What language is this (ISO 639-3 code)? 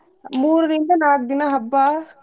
kan